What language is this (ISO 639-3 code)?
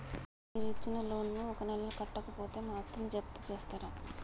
tel